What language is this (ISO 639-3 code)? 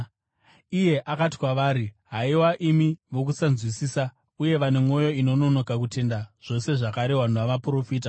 sna